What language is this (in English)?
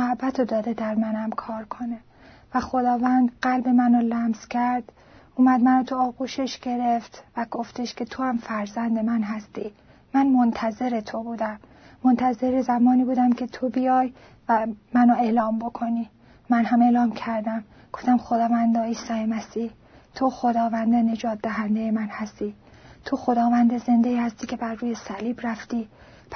Persian